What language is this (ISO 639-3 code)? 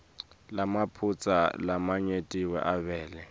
ssw